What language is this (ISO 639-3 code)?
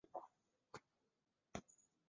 zho